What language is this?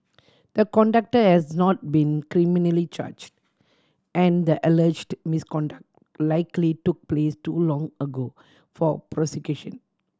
English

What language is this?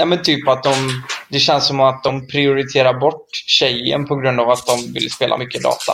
Swedish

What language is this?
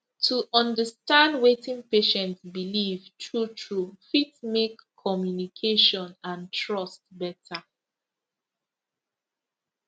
Nigerian Pidgin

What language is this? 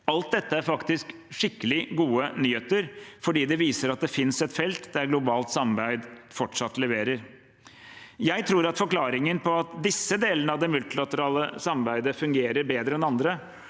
Norwegian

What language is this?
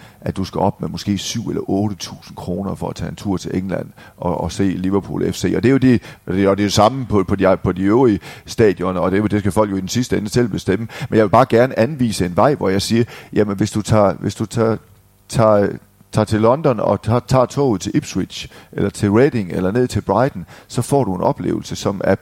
Danish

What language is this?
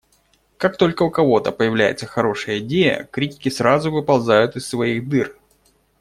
Russian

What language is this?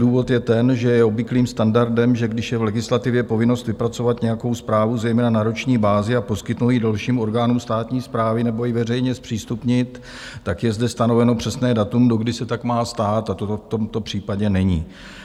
Czech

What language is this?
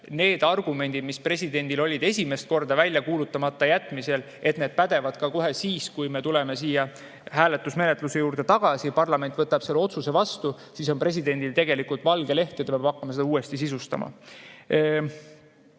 Estonian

